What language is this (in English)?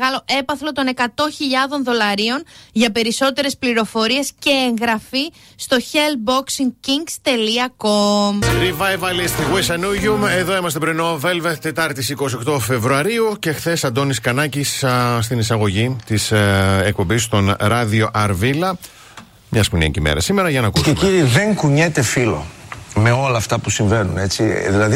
Greek